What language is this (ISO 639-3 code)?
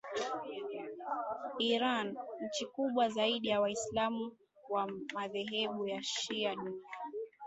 swa